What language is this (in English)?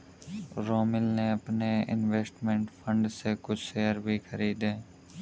Hindi